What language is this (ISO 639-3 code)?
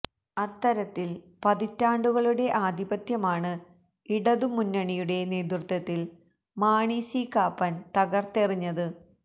mal